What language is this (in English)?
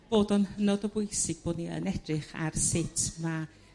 Welsh